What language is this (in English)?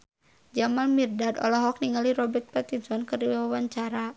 Sundanese